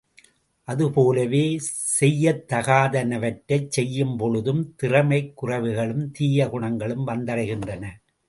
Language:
Tamil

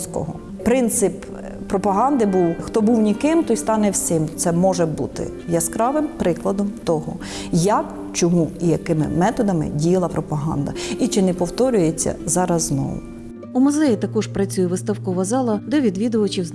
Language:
Ukrainian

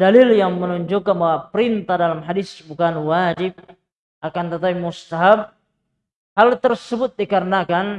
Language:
Indonesian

